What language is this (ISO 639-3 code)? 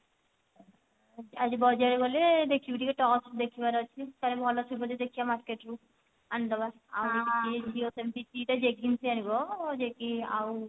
ori